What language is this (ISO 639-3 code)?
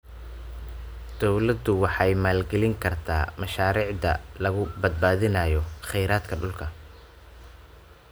som